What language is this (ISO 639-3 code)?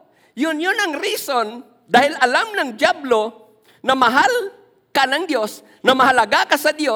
fil